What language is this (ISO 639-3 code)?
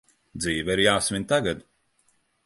lav